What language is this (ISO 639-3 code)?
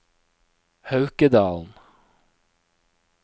nor